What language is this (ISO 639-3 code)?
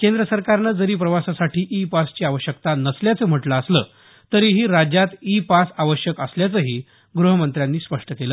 mar